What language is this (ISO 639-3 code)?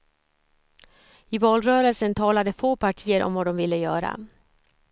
swe